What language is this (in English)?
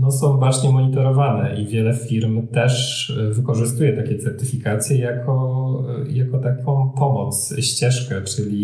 Polish